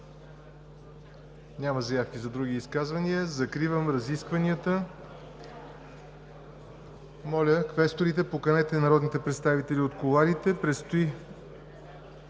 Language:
Bulgarian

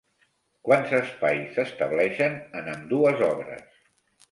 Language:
Catalan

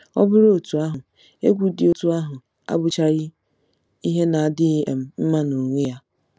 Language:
Igbo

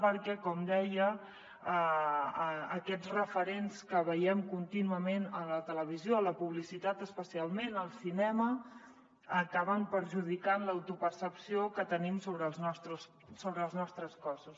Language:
Catalan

